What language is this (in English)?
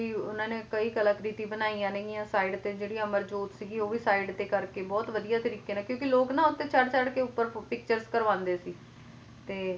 Punjabi